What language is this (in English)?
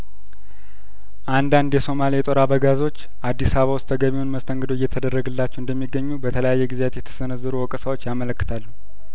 Amharic